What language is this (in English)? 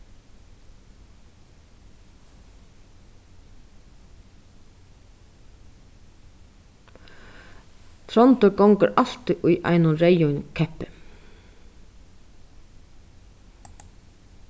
Faroese